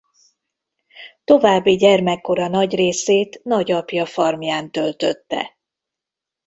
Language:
Hungarian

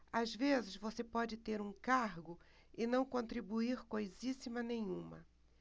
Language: Portuguese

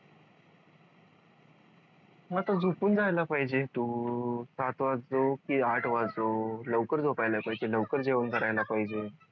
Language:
Marathi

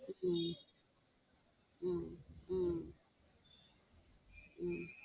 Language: Tamil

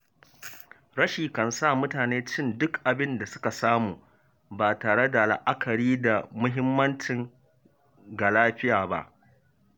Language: Hausa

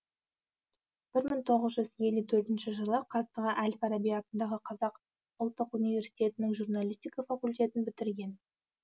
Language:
Kazakh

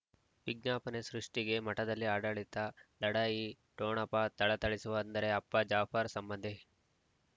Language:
Kannada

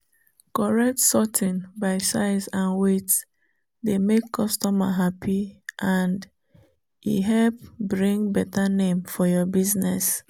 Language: Nigerian Pidgin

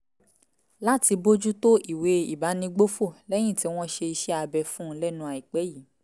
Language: Yoruba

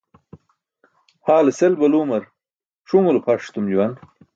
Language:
Burushaski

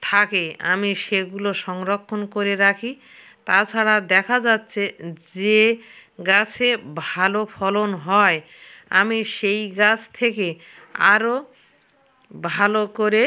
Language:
Bangla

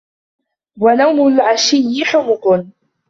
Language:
Arabic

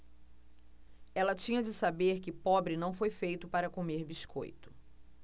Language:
Portuguese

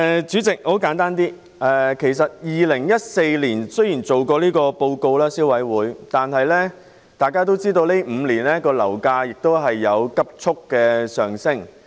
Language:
Cantonese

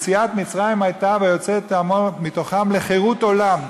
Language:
Hebrew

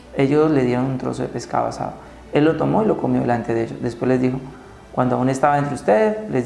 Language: Spanish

